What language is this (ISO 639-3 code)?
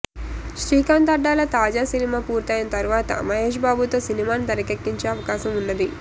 tel